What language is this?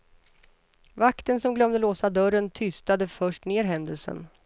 Swedish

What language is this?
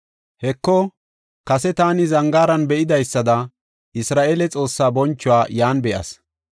Gofa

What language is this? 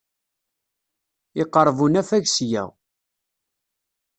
Kabyle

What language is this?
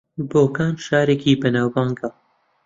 Central Kurdish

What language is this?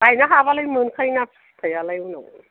Bodo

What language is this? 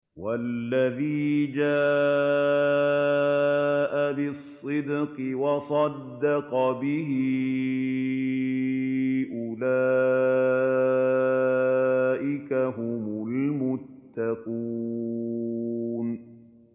Arabic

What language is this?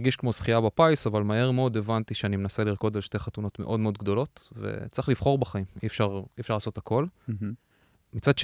Hebrew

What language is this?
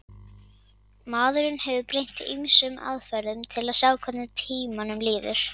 Icelandic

